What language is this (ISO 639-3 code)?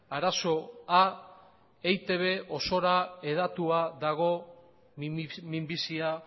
eus